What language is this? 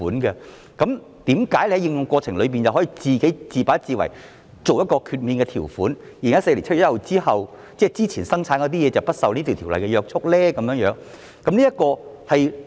Cantonese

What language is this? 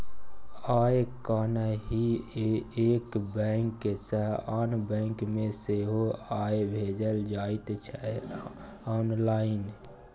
Maithili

